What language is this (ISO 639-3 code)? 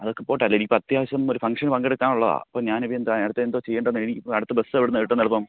mal